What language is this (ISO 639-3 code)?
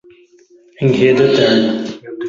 por